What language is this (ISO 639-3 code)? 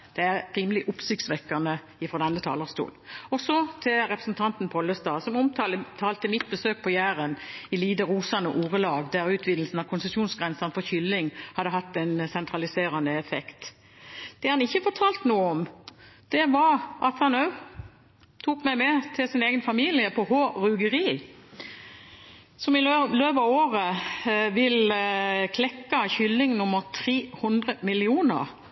nob